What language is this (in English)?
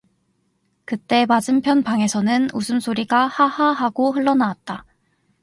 Korean